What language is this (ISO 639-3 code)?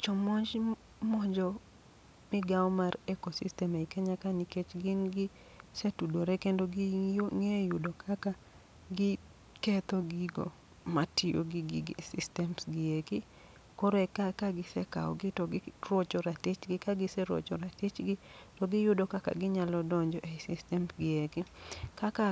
luo